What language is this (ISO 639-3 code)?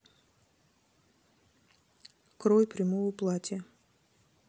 rus